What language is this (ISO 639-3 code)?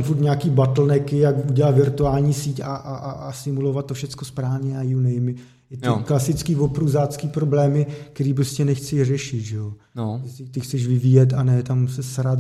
ces